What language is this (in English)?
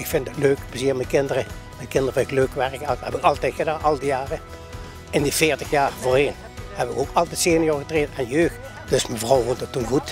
Dutch